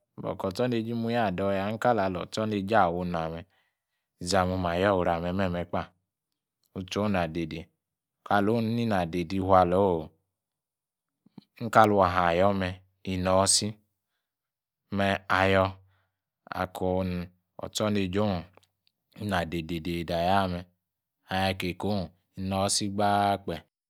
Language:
Yace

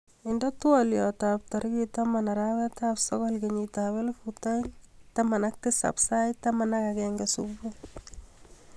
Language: Kalenjin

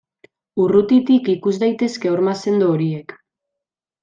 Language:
Basque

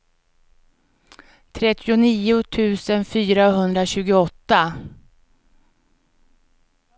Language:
Swedish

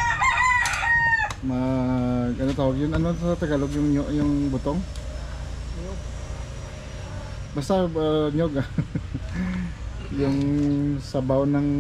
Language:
Filipino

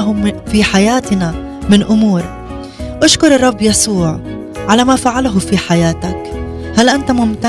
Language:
Arabic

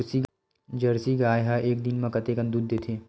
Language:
Chhattisgarhi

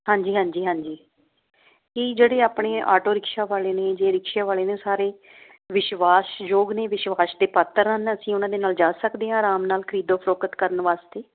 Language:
Punjabi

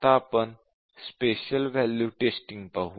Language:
Marathi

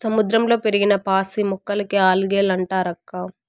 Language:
Telugu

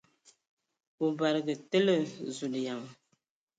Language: Ewondo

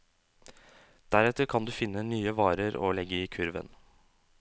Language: Norwegian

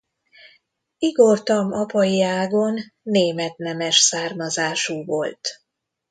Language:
Hungarian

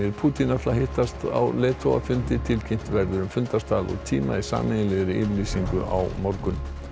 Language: Icelandic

